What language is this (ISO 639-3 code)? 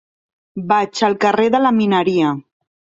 cat